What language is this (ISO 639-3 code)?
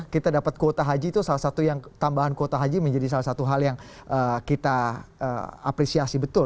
ind